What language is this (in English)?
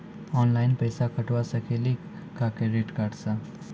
Maithili